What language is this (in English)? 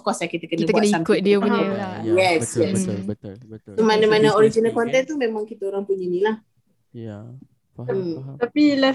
Malay